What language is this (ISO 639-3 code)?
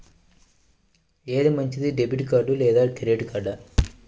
tel